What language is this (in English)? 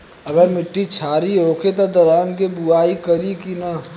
Bhojpuri